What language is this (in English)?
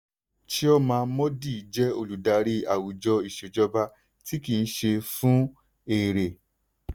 Yoruba